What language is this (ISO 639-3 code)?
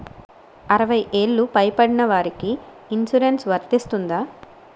tel